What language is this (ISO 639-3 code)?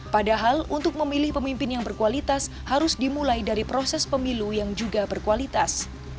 ind